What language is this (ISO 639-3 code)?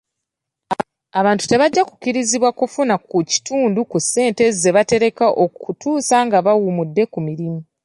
lug